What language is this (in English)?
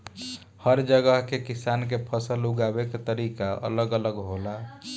Bhojpuri